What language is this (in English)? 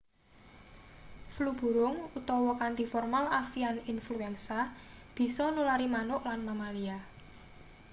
Javanese